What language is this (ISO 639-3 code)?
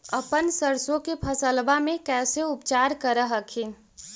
mag